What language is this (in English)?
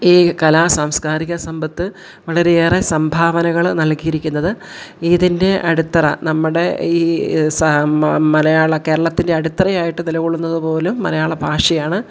Malayalam